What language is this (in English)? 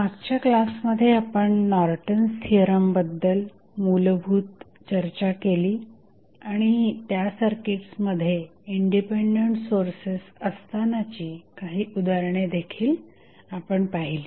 Marathi